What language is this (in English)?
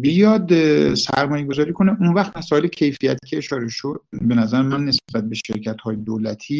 Persian